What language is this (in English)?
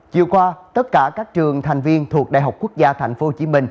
Vietnamese